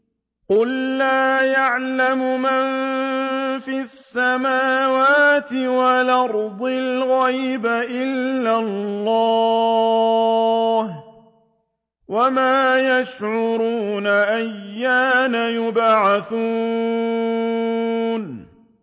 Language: Arabic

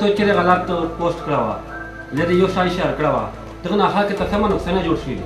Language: Polish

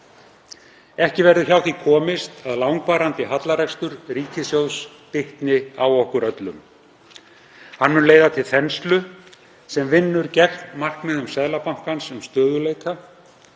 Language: Icelandic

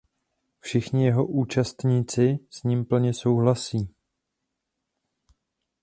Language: Czech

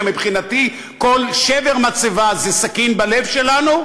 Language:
Hebrew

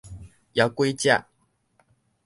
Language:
Min Nan Chinese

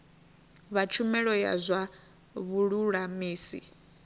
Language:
Venda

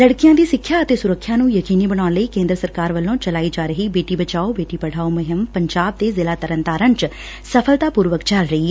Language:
Punjabi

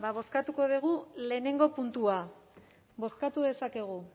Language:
Basque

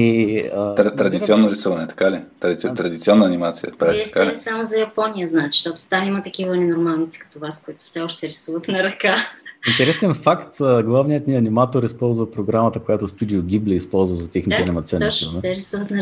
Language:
Bulgarian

